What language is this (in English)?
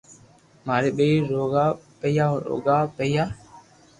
Loarki